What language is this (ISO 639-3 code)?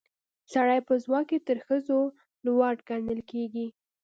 pus